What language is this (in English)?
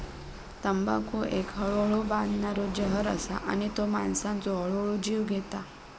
Marathi